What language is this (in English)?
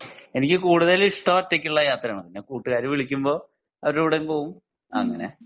Malayalam